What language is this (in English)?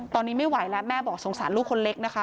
Thai